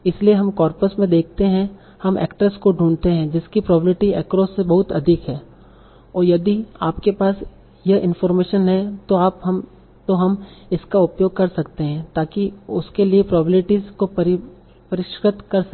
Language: Hindi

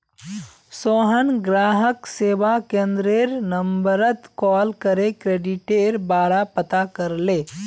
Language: Magahi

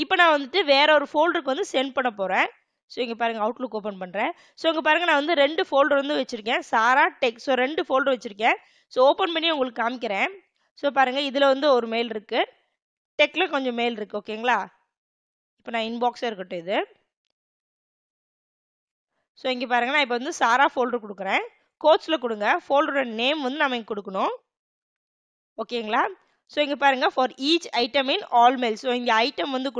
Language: Hindi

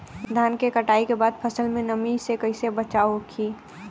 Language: Bhojpuri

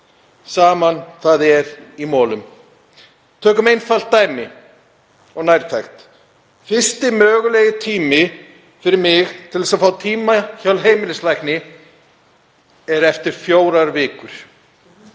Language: Icelandic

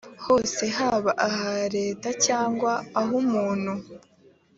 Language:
Kinyarwanda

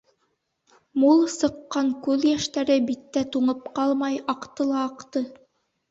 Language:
Bashkir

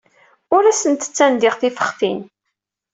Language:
Kabyle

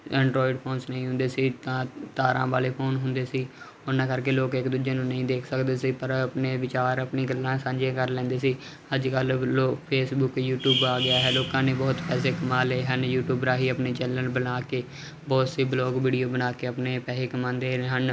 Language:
Punjabi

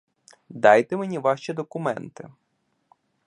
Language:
Ukrainian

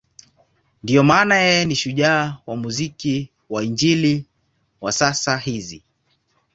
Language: Swahili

